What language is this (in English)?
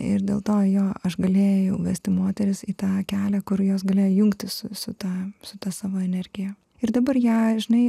Lithuanian